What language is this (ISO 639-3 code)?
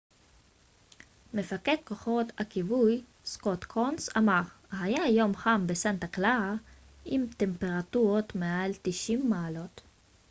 heb